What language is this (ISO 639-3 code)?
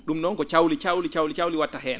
ful